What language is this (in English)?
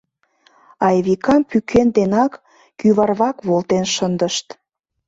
Mari